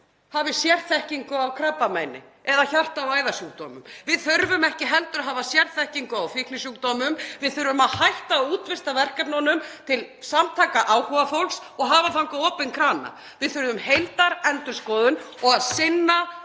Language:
Icelandic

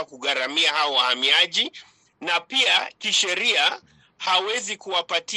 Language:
Swahili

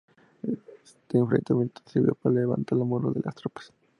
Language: Spanish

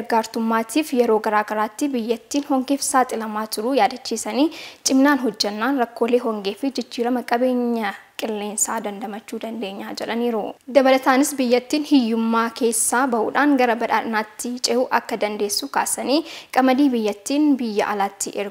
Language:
Arabic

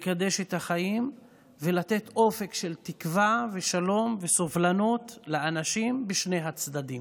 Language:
Hebrew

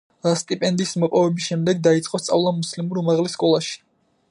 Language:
Georgian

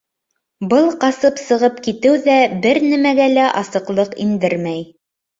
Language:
Bashkir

